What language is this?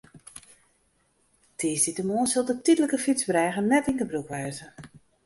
Western Frisian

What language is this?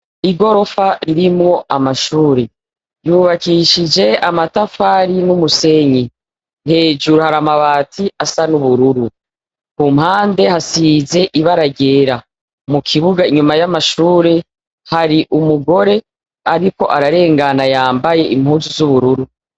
Rundi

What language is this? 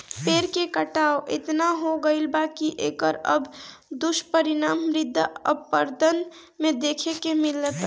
Bhojpuri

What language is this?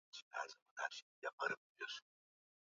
Swahili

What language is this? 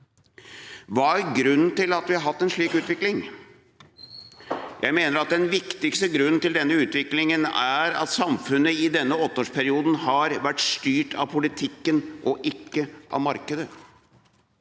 Norwegian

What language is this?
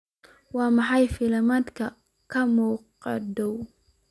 Somali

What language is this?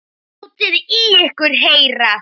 Icelandic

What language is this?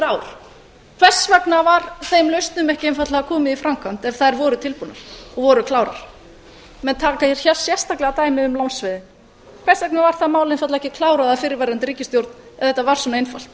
Icelandic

